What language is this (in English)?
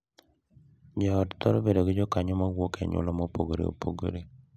Luo (Kenya and Tanzania)